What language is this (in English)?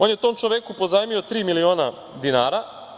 Serbian